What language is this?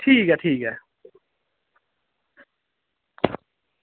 Dogri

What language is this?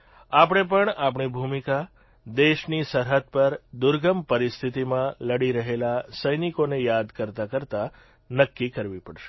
Gujarati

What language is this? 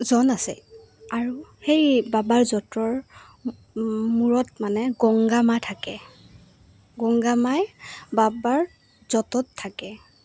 Assamese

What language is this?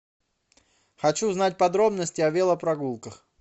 Russian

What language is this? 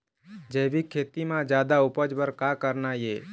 Chhattisgarhi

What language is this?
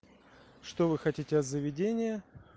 Russian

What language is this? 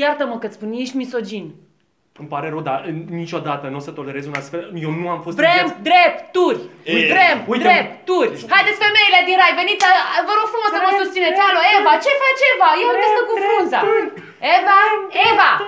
Romanian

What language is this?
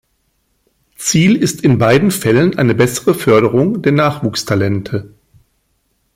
German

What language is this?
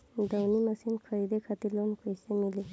Bhojpuri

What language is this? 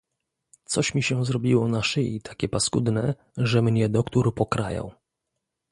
Polish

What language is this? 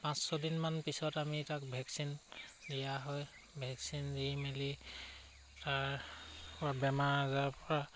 Assamese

